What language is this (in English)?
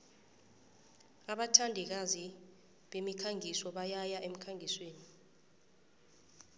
South Ndebele